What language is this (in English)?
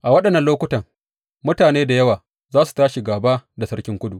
Hausa